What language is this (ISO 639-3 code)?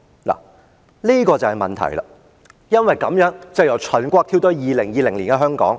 yue